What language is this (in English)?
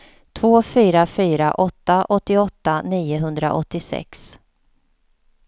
Swedish